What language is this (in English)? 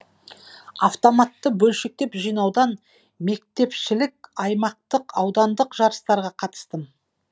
Kazakh